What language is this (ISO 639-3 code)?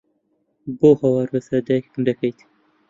ckb